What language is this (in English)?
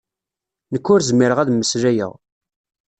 Kabyle